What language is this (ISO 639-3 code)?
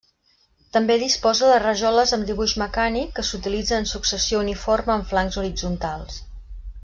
cat